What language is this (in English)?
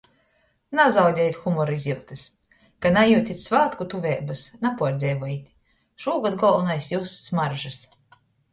Latgalian